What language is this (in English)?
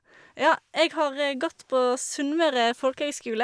Norwegian